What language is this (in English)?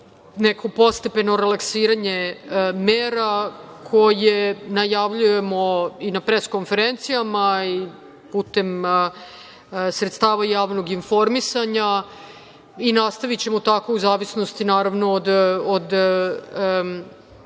Serbian